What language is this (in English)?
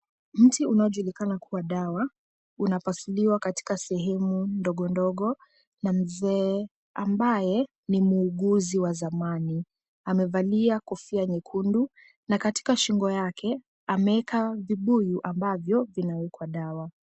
Swahili